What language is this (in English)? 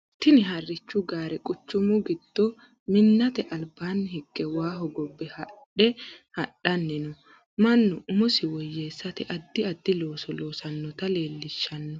Sidamo